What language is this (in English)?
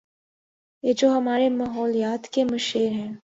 Urdu